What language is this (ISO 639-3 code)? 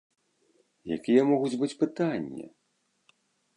bel